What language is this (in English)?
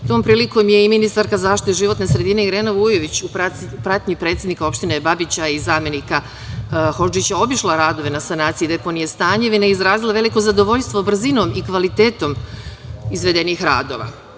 Serbian